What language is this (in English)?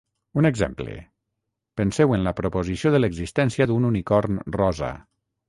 Catalan